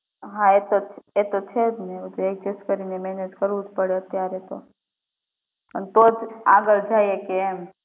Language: Gujarati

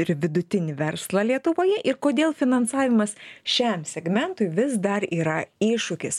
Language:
Lithuanian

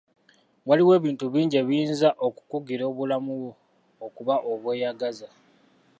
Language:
Ganda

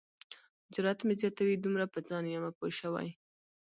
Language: Pashto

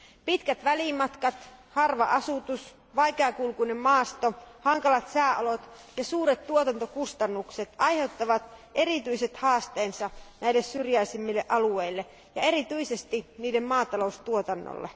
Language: Finnish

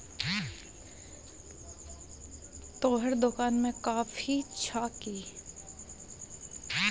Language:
Maithili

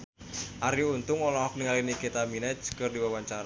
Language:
Sundanese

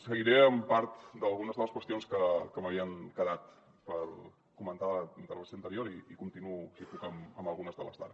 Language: Catalan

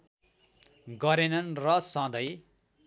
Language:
Nepali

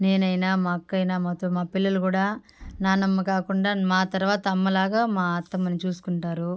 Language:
Telugu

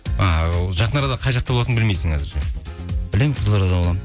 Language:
Kazakh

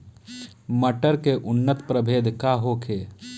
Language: Bhojpuri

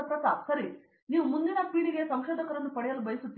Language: Kannada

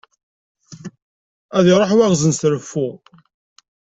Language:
Kabyle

